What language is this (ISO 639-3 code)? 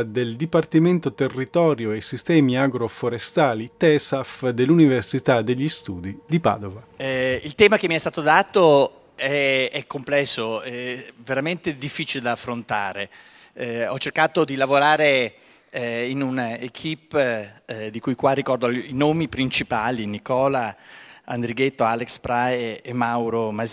ita